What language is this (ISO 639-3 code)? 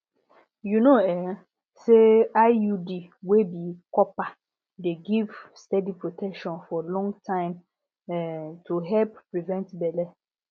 pcm